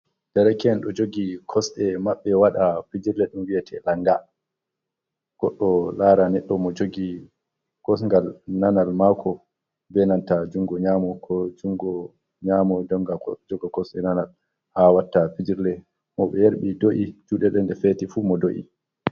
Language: Fula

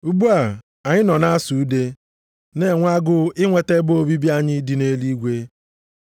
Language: Igbo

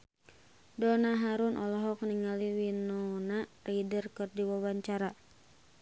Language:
Sundanese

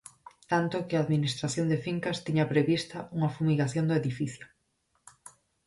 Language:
Galician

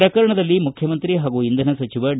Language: Kannada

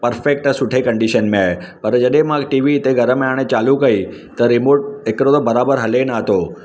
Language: Sindhi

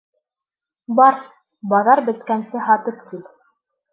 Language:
Bashkir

